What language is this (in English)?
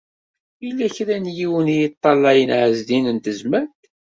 Kabyle